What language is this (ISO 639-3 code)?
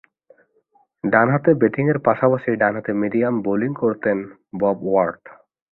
ben